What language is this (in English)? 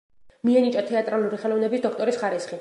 Georgian